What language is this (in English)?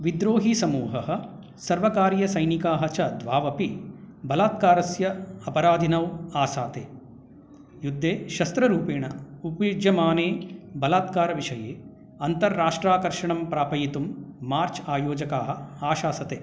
Sanskrit